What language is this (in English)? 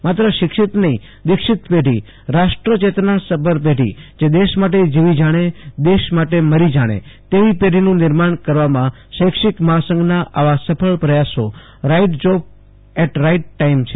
Gujarati